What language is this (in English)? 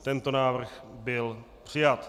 Czech